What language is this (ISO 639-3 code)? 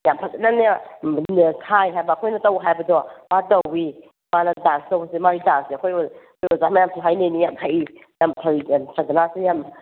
mni